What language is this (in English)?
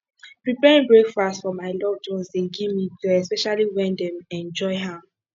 Nigerian Pidgin